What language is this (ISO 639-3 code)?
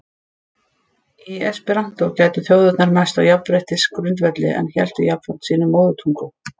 isl